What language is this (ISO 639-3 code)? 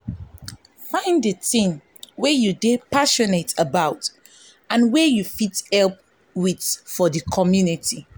pcm